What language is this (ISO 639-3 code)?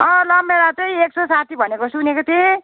nep